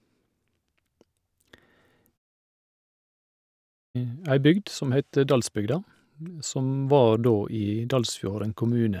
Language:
Norwegian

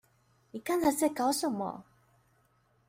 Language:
Chinese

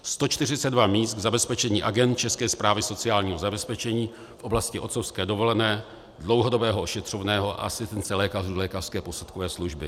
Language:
Czech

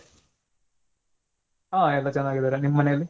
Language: Kannada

